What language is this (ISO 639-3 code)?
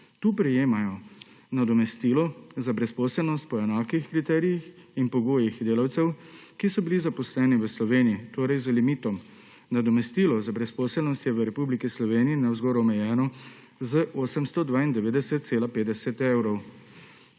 slv